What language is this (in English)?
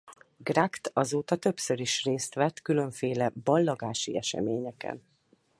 Hungarian